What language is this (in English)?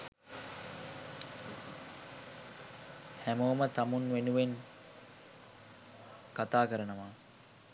Sinhala